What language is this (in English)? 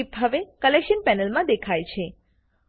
Gujarati